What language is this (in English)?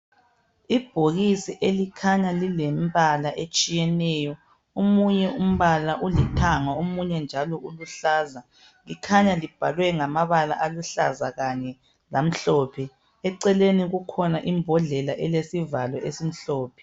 North Ndebele